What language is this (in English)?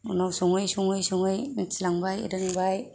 Bodo